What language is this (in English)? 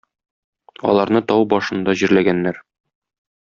Tatar